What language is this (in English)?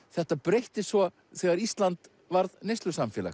Icelandic